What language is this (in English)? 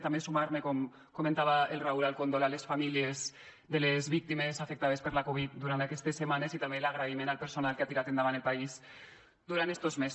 Catalan